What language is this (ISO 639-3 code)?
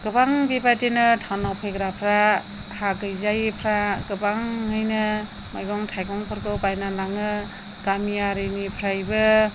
brx